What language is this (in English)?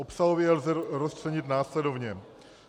Czech